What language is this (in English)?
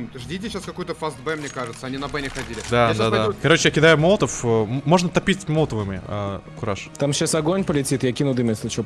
Russian